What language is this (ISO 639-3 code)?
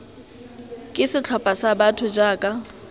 tsn